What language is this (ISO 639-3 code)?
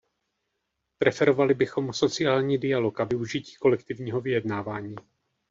ces